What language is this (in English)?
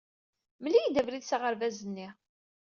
Kabyle